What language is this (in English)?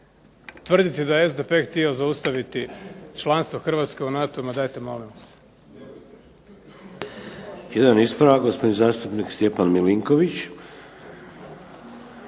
Croatian